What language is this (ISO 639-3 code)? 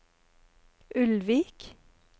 nor